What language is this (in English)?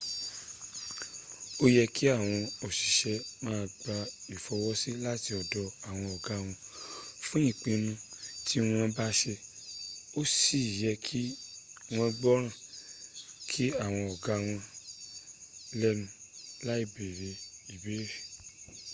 Yoruba